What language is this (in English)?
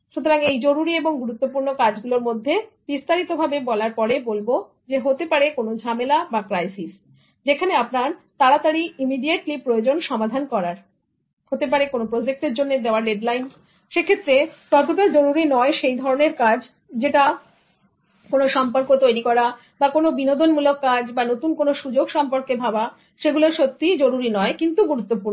Bangla